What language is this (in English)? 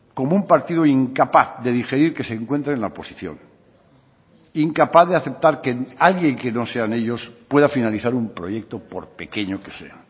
Spanish